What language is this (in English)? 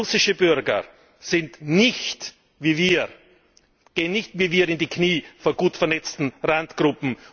German